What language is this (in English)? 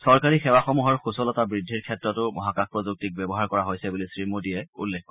Assamese